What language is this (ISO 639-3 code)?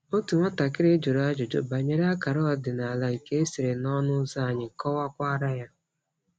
ibo